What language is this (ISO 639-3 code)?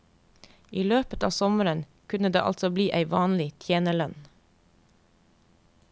nor